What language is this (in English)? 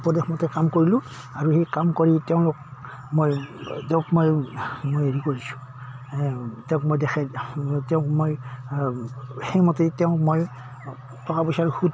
Assamese